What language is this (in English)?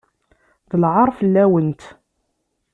Kabyle